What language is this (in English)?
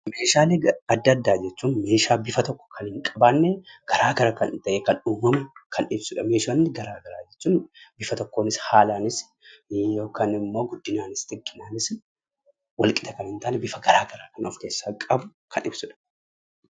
Oromo